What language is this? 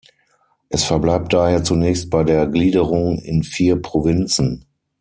German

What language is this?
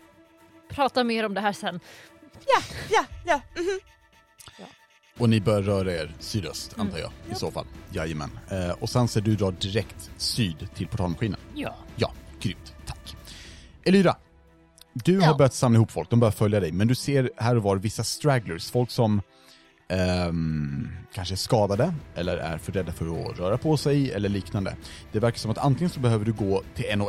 Swedish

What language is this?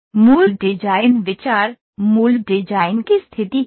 Hindi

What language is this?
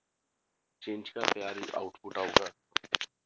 Punjabi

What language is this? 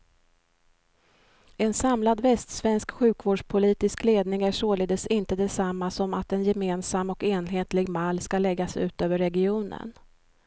Swedish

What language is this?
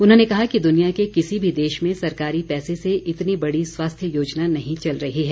Hindi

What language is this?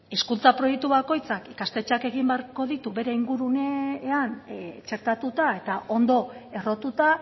Basque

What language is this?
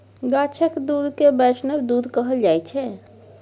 Maithili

